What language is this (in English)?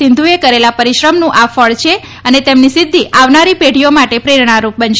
Gujarati